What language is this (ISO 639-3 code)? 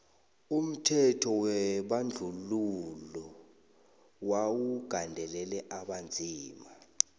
nbl